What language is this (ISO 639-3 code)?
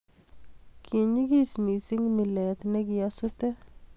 kln